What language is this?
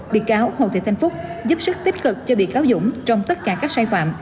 Vietnamese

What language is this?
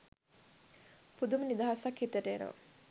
Sinhala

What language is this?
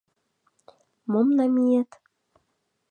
Mari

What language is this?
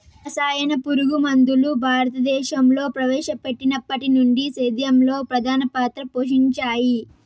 Telugu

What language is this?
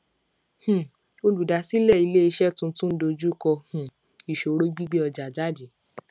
Yoruba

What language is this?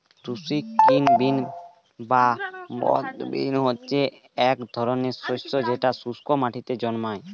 Bangla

